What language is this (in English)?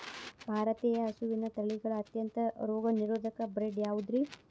Kannada